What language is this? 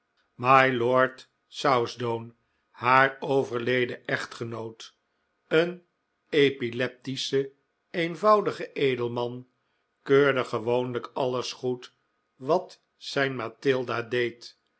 Dutch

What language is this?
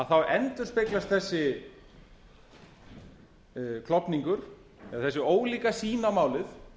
Icelandic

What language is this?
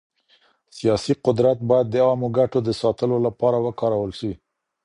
Pashto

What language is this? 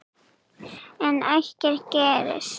Icelandic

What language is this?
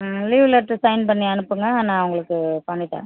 Tamil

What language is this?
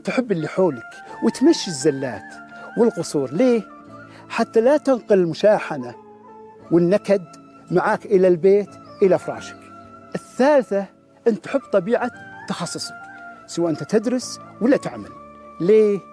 Arabic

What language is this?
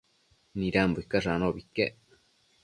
Matsés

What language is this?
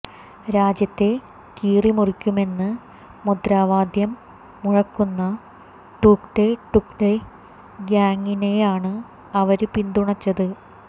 Malayalam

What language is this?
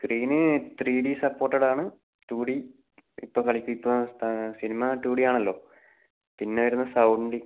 Malayalam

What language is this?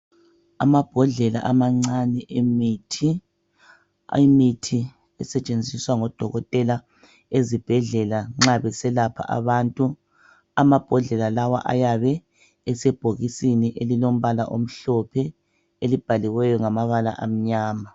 North Ndebele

